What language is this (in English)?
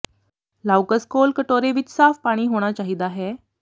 Punjabi